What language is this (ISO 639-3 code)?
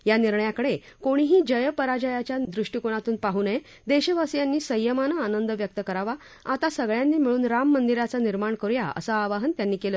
mar